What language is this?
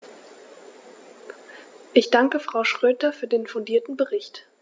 German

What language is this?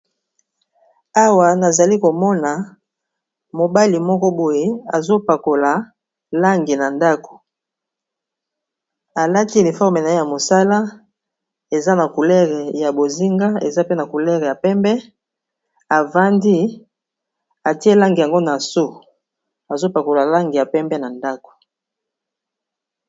Lingala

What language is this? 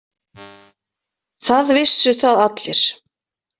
Icelandic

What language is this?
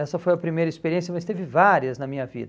Portuguese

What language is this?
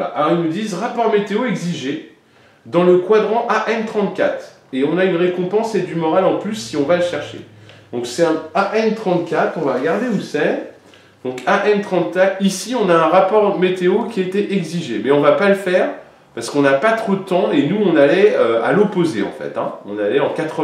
French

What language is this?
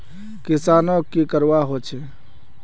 Magahi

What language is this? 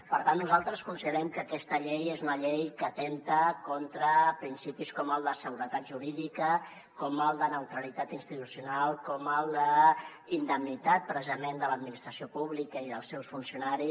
Catalan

